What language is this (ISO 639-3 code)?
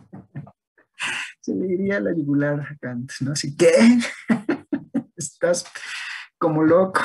spa